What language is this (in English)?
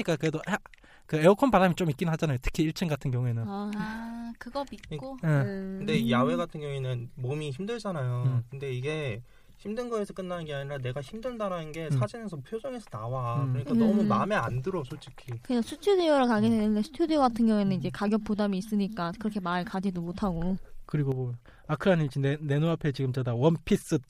Korean